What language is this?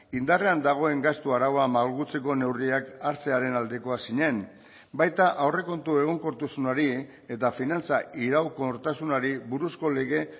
Basque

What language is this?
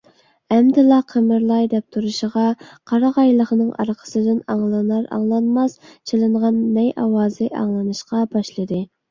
Uyghur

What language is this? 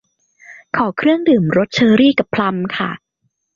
Thai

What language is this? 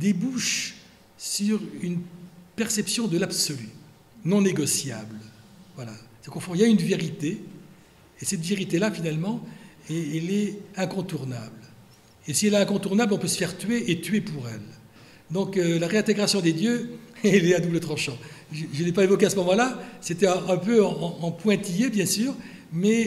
French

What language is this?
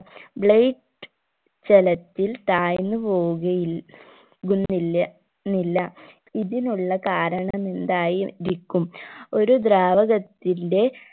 Malayalam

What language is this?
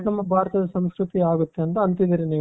Kannada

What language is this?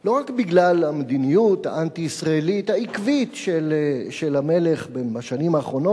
Hebrew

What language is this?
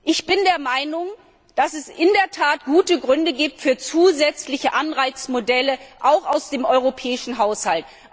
German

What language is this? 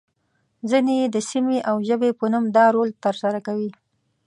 Pashto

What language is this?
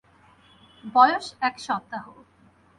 Bangla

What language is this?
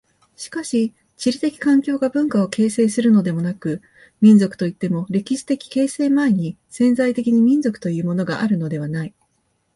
Japanese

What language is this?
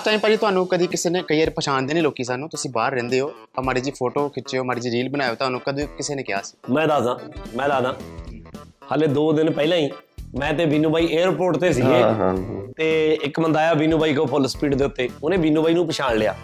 Punjabi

